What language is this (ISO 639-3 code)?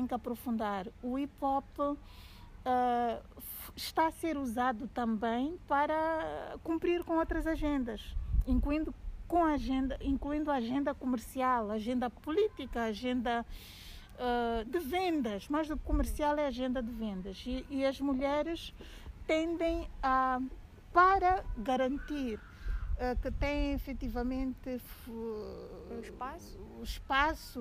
por